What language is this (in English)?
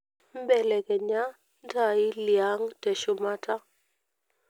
Masai